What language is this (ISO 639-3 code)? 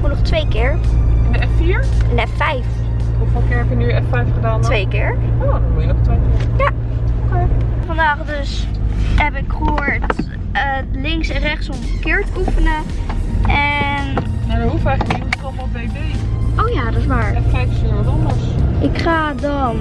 nld